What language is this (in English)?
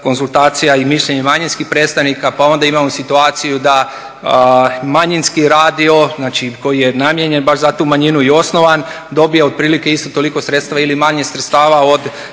Croatian